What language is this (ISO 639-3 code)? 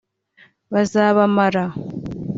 kin